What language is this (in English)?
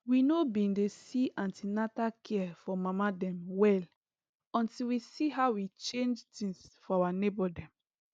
Nigerian Pidgin